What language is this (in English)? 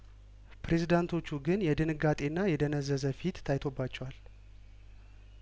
Amharic